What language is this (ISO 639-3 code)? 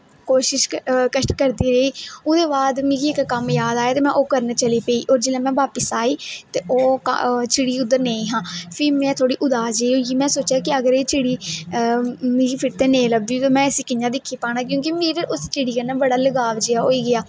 doi